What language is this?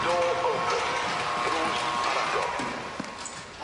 Welsh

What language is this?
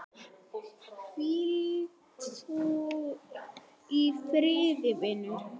Icelandic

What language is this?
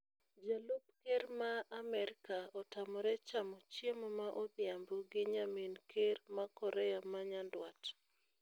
Luo (Kenya and Tanzania)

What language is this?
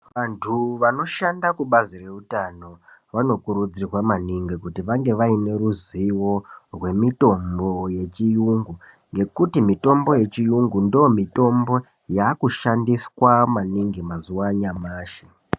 Ndau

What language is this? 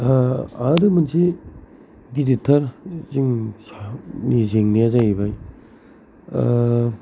Bodo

